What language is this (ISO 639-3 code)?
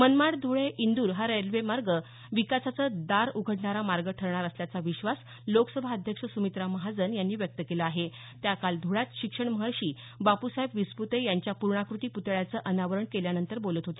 mar